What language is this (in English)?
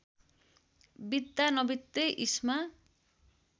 Nepali